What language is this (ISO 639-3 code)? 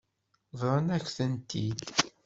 kab